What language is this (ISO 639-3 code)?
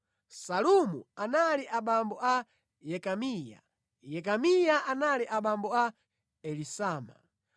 nya